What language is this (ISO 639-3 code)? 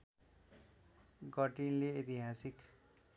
nep